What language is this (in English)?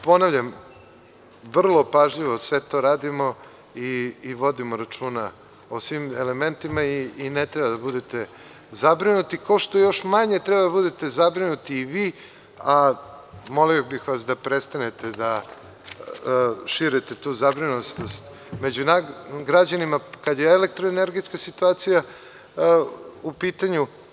Serbian